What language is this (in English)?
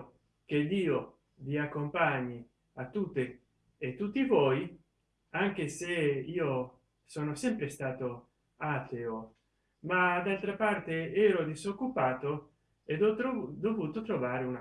Italian